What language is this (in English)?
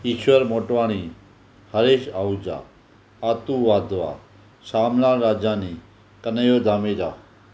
Sindhi